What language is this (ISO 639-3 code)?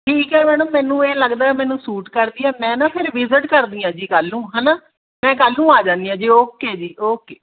pan